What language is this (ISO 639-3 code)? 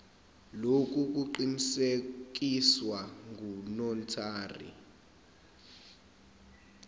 zul